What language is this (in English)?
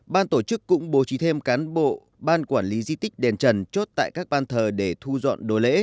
Vietnamese